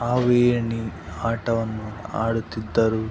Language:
Kannada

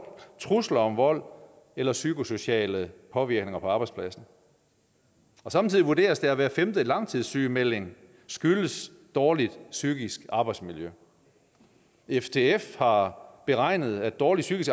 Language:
Danish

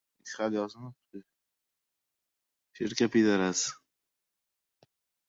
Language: Uzbek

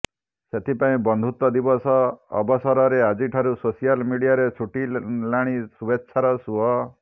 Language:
Odia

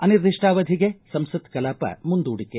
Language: Kannada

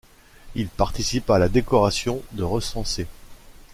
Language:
French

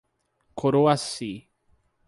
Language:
Portuguese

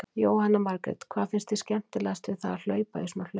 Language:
Icelandic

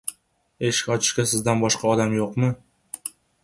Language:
Uzbek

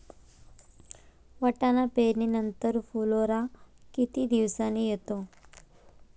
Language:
Marathi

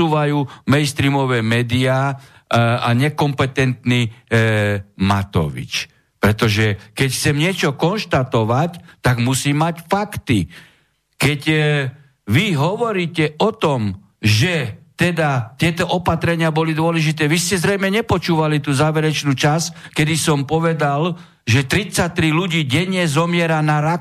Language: Slovak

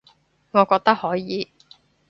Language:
Cantonese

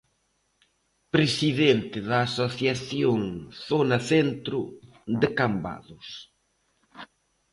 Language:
Galician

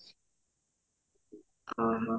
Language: Odia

